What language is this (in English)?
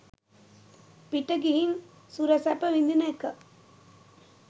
Sinhala